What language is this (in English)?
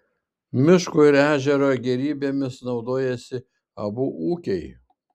Lithuanian